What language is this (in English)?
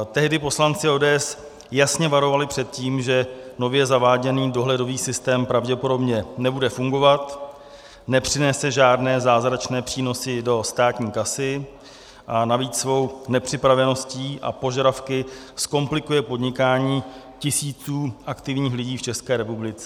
Czech